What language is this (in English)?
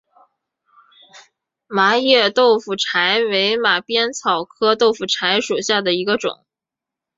Chinese